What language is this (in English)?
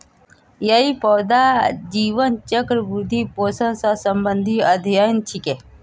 Magahi